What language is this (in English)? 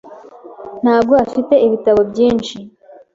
Kinyarwanda